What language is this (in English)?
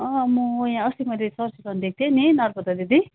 Nepali